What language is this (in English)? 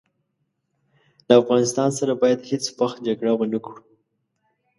Pashto